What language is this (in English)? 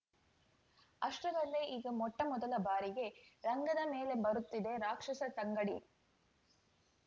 Kannada